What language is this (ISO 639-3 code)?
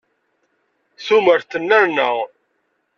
kab